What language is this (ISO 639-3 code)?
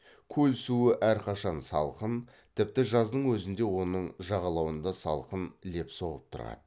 kaz